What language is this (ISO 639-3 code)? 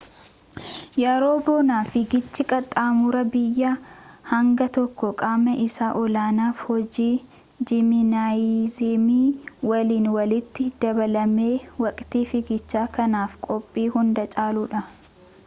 orm